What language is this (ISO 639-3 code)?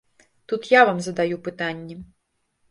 bel